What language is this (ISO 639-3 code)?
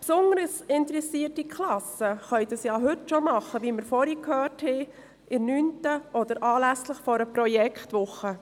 gsw